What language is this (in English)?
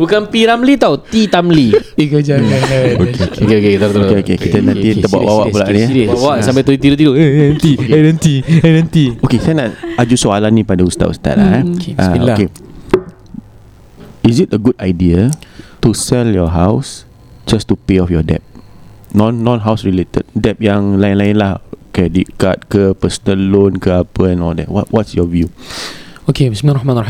Malay